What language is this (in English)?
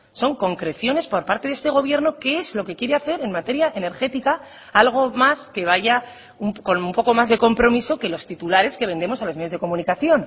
Spanish